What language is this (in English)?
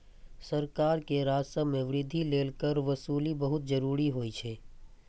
Maithili